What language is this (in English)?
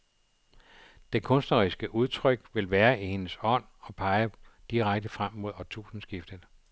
Danish